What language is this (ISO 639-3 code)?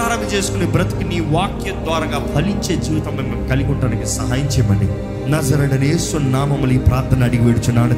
tel